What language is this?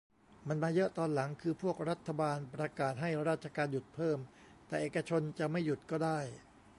Thai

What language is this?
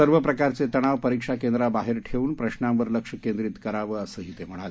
Marathi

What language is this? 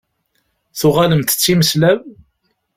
Kabyle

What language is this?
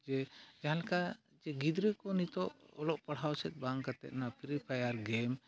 Santali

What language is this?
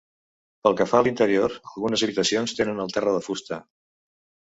Catalan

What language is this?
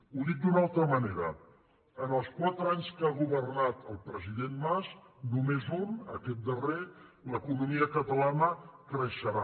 Catalan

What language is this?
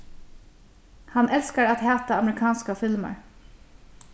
Faroese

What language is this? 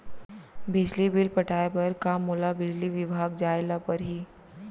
Chhattisgarhi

